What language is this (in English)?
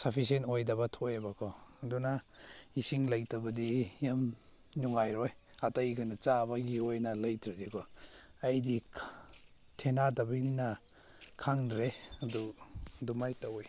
Manipuri